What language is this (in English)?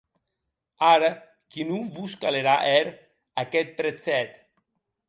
Occitan